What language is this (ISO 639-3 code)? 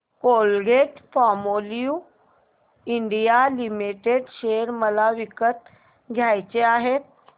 mar